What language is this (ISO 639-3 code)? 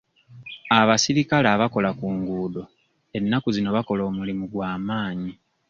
lug